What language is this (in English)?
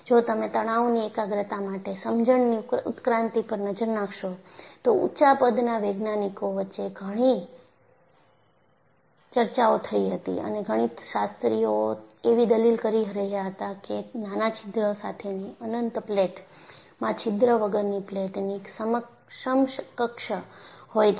Gujarati